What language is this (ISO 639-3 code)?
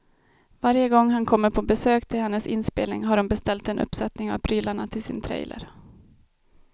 swe